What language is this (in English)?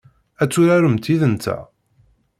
Kabyle